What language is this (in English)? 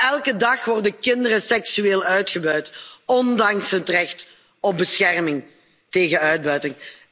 Dutch